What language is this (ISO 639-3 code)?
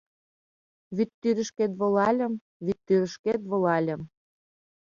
chm